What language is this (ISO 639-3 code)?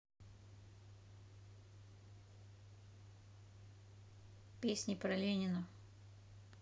rus